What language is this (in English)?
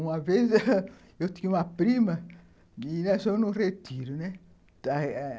Portuguese